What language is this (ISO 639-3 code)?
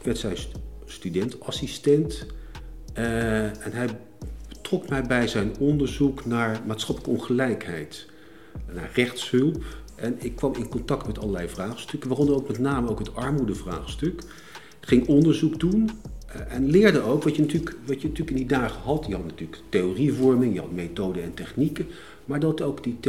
nld